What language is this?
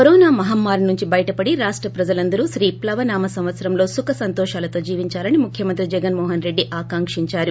Telugu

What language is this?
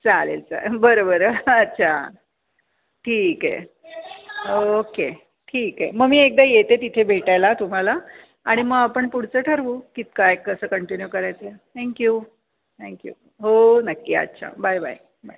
Marathi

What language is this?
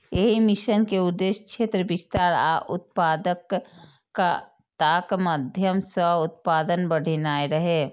Maithili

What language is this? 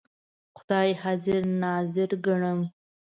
Pashto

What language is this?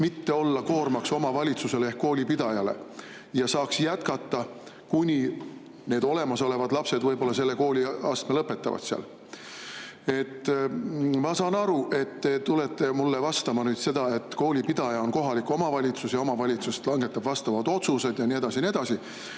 Estonian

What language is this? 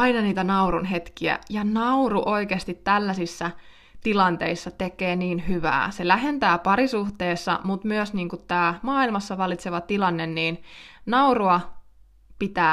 Finnish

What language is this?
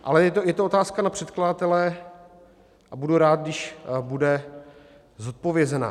Czech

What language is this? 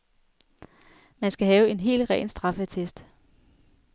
Danish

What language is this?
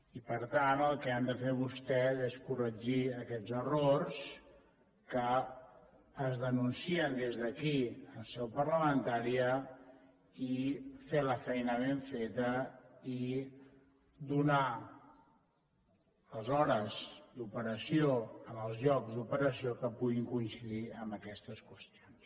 Catalan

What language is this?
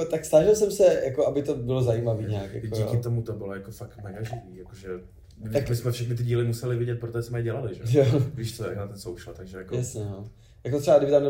Czech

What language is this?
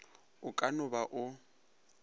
Northern Sotho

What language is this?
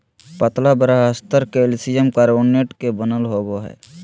Magahi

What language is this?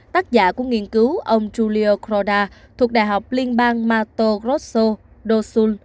Vietnamese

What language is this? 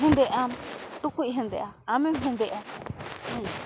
Santali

